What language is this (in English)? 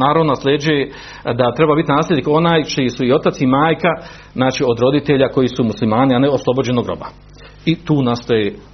Croatian